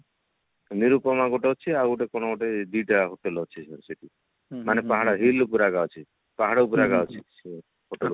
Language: Odia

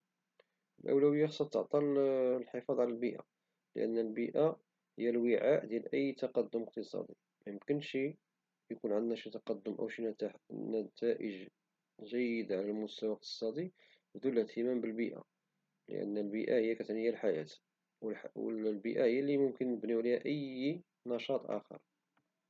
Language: Moroccan Arabic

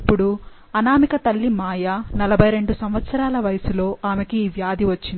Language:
Telugu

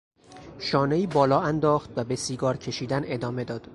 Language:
Persian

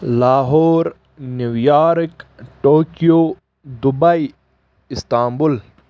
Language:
Kashmiri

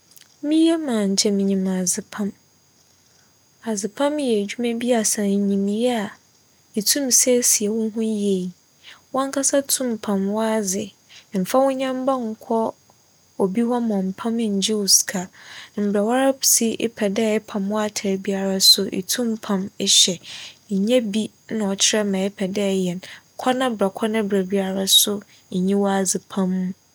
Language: Akan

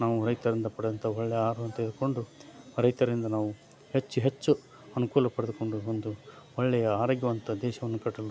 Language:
Kannada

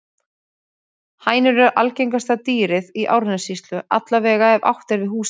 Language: Icelandic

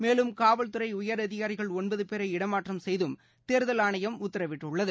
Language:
Tamil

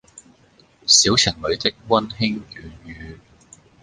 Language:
Cantonese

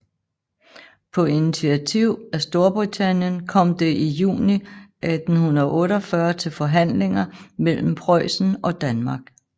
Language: Danish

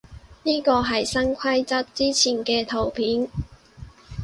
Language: Cantonese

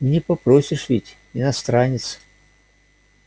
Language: Russian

